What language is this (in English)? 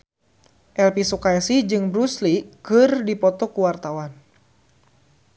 Sundanese